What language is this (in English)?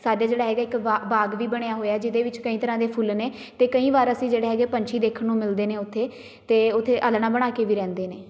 Punjabi